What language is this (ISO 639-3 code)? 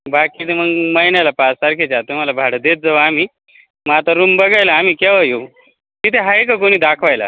mar